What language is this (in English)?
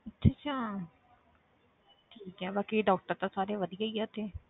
Punjabi